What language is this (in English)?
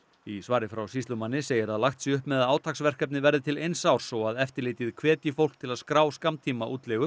Icelandic